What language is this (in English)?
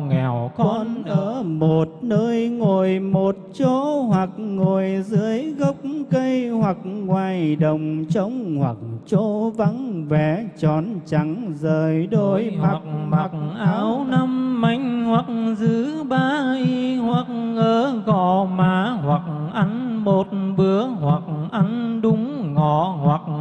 Vietnamese